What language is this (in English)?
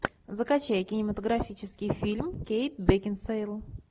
Russian